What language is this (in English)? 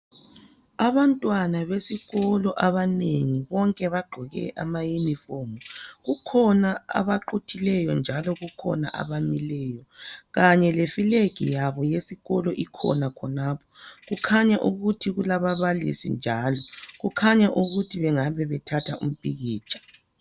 North Ndebele